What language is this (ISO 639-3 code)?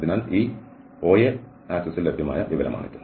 mal